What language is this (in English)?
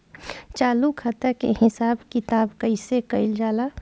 Bhojpuri